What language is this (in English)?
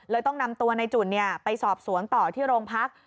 Thai